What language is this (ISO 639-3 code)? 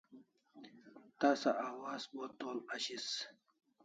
kls